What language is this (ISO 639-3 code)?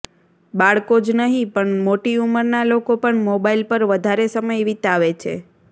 guj